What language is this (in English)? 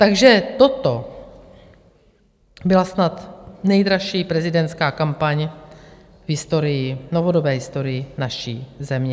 Czech